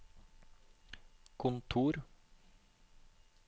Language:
Norwegian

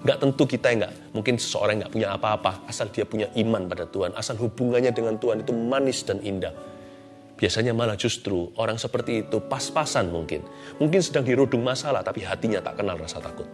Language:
Indonesian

